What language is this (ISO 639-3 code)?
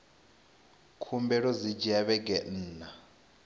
ven